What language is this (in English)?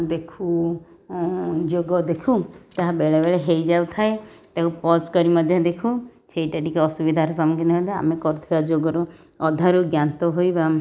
Odia